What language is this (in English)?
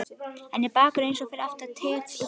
Icelandic